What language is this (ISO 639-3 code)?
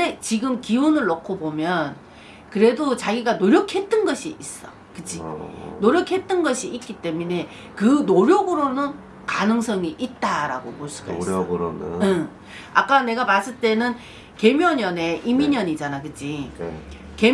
kor